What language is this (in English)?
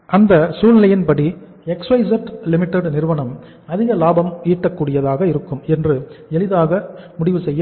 Tamil